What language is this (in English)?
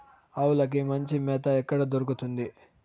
Telugu